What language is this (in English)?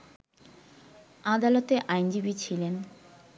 Bangla